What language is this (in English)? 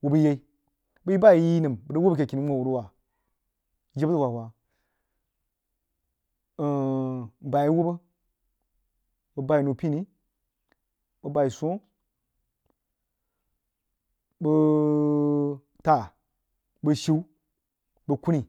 Jiba